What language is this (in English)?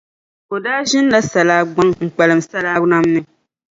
Dagbani